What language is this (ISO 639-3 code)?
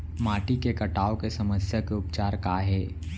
hne